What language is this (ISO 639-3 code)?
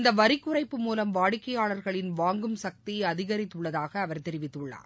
tam